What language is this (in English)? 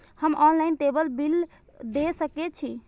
Maithili